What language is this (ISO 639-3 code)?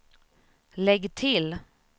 swe